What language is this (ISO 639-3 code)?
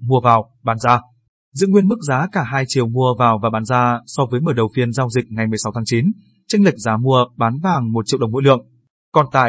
vie